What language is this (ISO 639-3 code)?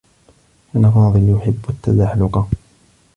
ara